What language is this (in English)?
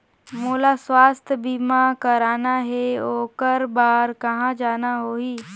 Chhattisgarhi